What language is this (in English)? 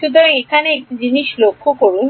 Bangla